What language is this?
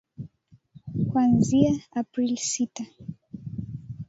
Swahili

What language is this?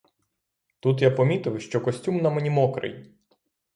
Ukrainian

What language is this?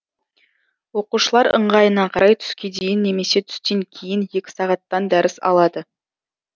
Kazakh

